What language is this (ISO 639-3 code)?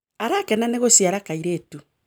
kik